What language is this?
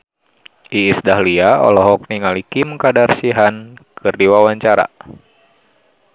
Sundanese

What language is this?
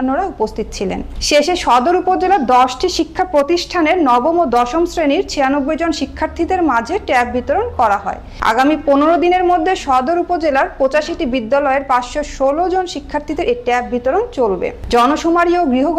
Turkish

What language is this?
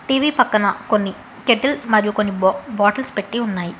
Telugu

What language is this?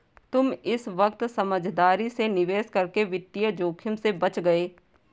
Hindi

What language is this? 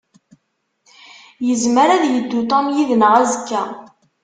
Kabyle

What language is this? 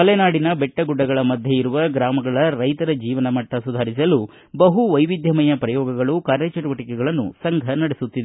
Kannada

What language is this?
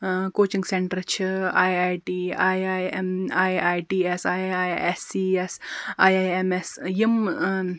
Kashmiri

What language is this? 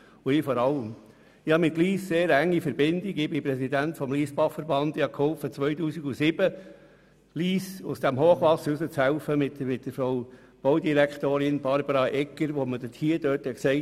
Swiss German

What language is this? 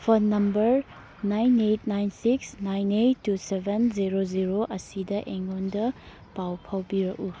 Manipuri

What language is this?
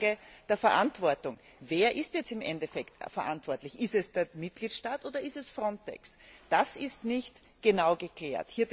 German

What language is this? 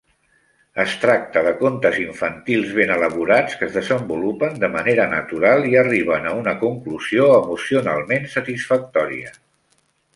Catalan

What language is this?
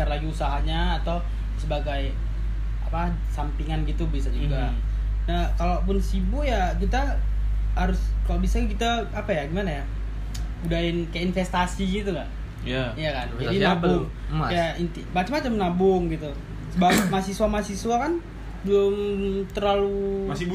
Indonesian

